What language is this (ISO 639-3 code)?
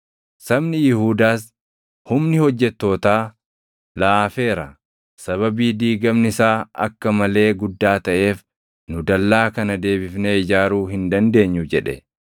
orm